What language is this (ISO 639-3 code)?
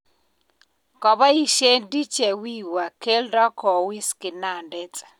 kln